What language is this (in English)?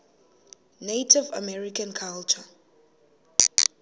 Xhosa